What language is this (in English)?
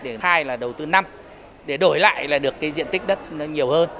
Vietnamese